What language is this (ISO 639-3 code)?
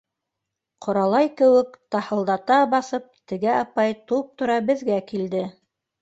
bak